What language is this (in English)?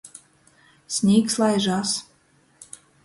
Latgalian